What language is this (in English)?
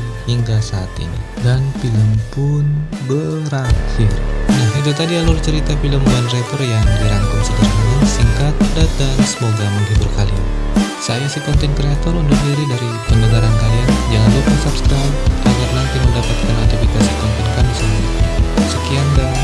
Indonesian